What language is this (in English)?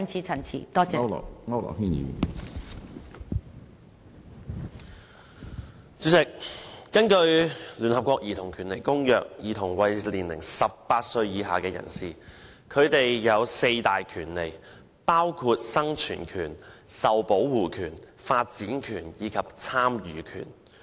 Cantonese